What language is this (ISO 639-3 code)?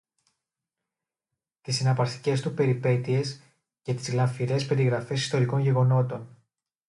ell